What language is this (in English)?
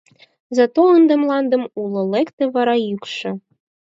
Mari